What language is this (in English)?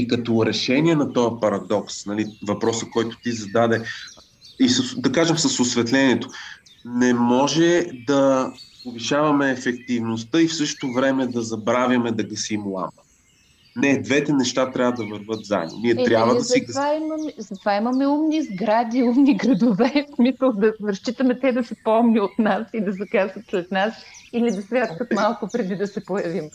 Bulgarian